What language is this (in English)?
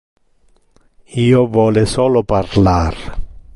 Interlingua